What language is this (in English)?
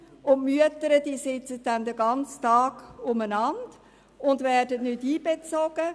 Swiss German